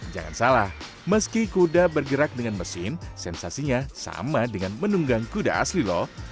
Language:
Indonesian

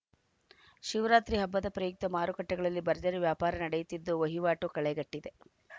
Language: Kannada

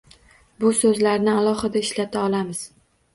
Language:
Uzbek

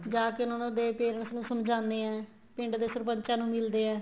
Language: Punjabi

